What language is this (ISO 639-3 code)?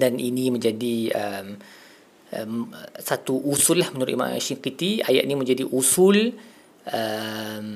msa